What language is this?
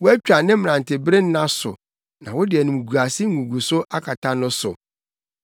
Akan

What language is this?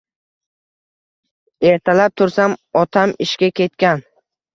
Uzbek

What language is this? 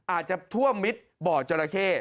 Thai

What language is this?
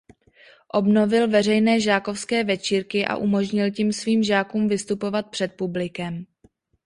Czech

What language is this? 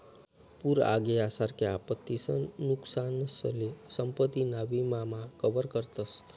Marathi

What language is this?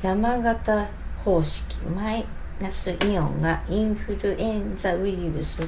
Japanese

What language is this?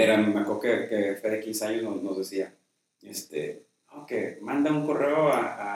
Spanish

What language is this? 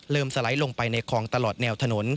Thai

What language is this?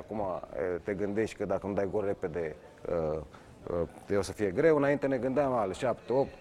Romanian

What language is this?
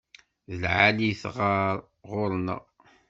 Kabyle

